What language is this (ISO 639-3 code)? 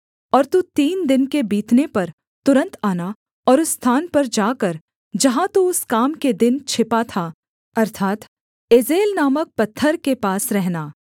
hin